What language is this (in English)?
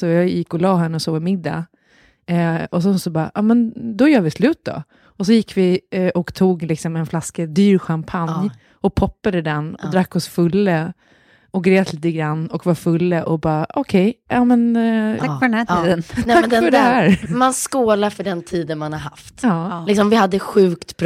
Swedish